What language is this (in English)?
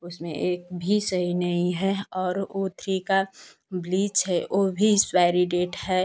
Hindi